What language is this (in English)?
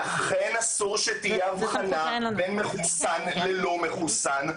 Hebrew